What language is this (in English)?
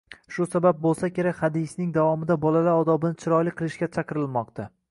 Uzbek